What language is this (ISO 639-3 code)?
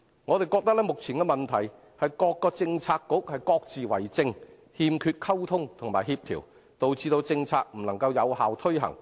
yue